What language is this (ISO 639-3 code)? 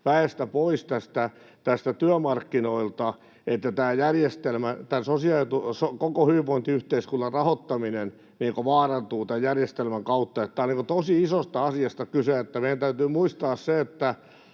fin